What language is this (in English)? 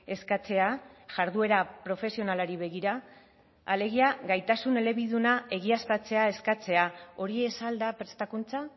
Basque